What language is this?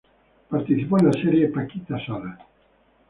Spanish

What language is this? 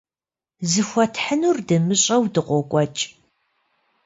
Kabardian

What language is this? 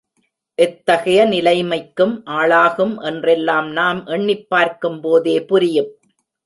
Tamil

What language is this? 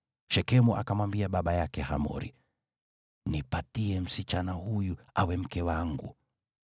Swahili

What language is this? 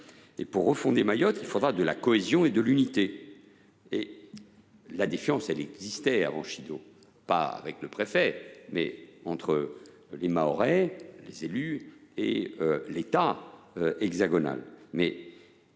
French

